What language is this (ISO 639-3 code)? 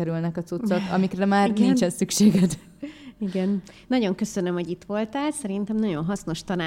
hun